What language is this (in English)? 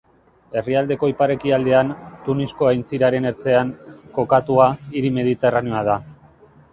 Basque